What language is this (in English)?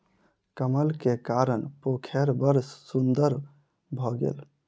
Maithili